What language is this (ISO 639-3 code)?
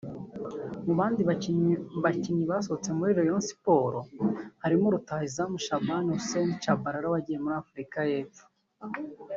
kin